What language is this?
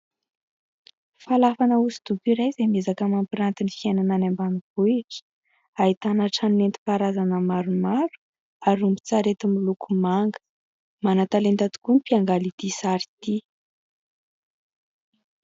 Malagasy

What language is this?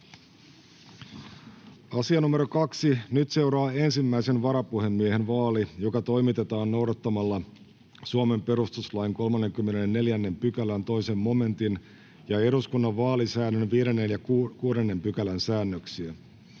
Finnish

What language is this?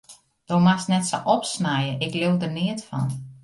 Western Frisian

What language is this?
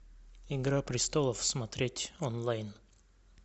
Russian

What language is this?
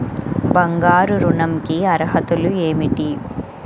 Telugu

